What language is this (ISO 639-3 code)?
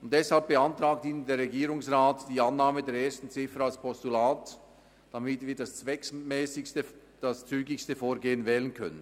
gsw